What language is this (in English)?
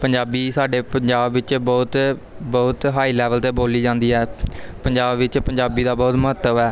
Punjabi